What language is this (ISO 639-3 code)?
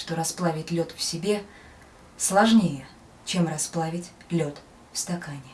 rus